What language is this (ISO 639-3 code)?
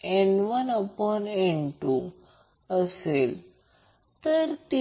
mar